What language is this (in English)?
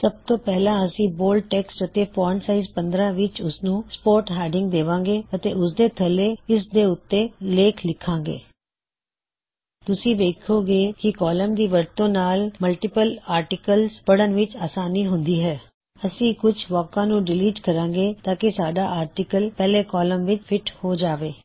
Punjabi